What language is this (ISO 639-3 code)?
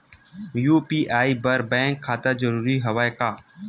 hne